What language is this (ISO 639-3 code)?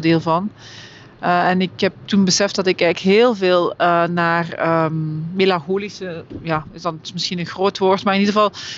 nld